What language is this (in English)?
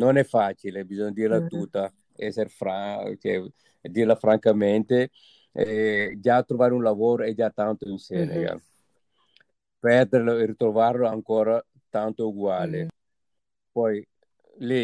Italian